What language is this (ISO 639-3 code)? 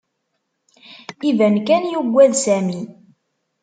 kab